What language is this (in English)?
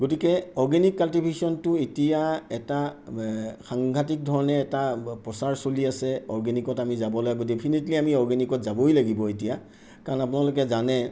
Assamese